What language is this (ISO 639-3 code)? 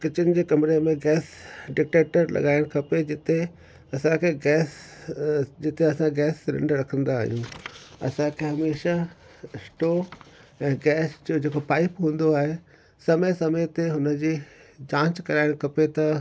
snd